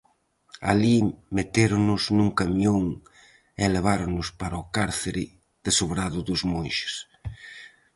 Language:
Galician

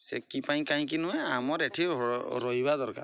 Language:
Odia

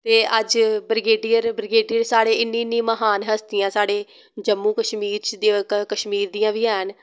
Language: Dogri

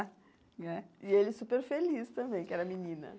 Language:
Portuguese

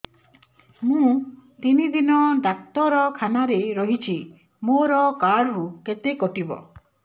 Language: Odia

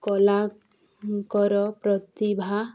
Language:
Odia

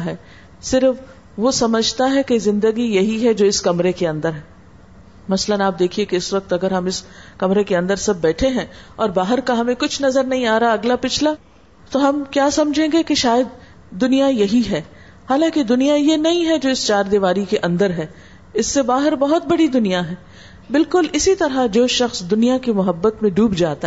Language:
Urdu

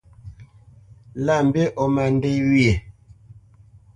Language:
Bamenyam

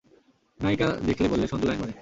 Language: Bangla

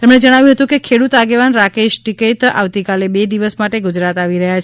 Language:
Gujarati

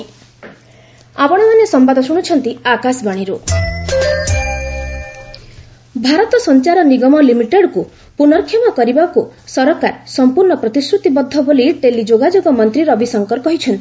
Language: Odia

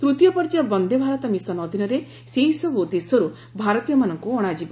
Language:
Odia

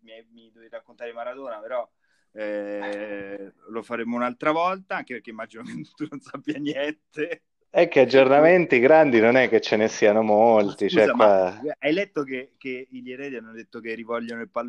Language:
Italian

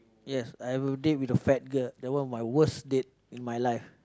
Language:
English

